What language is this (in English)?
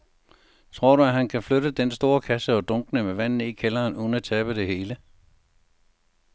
Danish